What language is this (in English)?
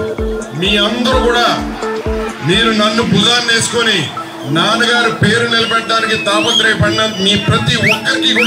Telugu